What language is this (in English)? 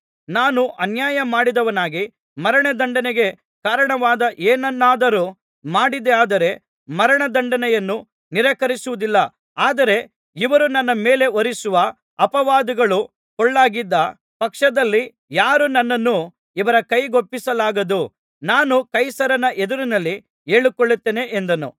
Kannada